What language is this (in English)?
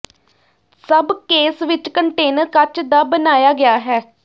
Punjabi